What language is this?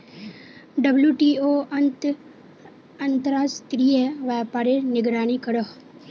Magahi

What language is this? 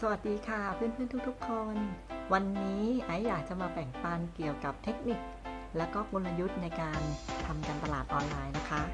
Thai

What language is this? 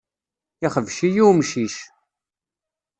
Kabyle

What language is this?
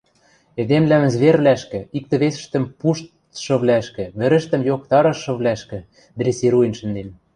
Western Mari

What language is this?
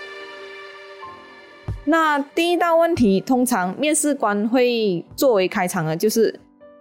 Chinese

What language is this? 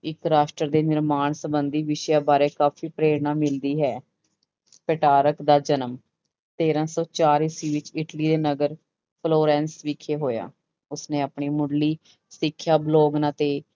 Punjabi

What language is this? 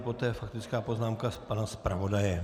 Czech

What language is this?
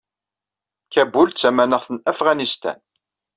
Kabyle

